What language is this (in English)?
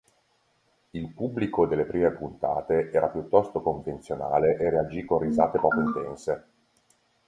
Italian